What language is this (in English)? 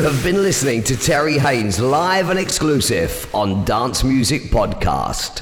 English